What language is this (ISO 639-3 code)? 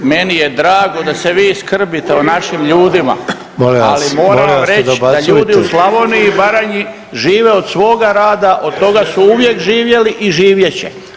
hrv